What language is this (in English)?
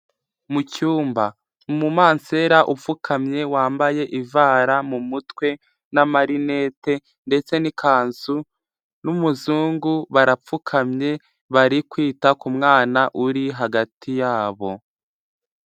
Kinyarwanda